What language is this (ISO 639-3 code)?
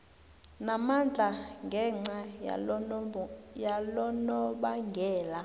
nbl